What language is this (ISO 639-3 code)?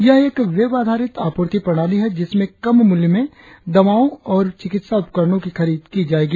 hin